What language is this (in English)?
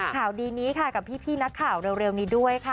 Thai